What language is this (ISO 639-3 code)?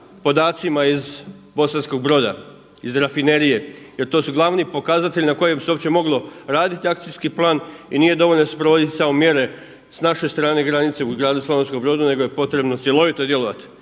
hrv